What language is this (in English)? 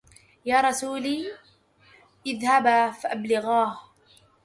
Arabic